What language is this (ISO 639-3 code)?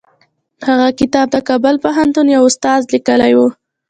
pus